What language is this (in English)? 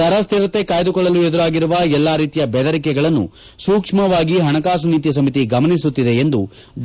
Kannada